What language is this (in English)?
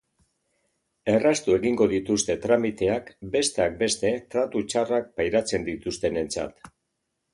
Basque